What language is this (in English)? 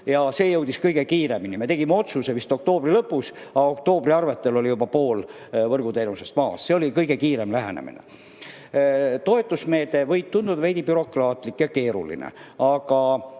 Estonian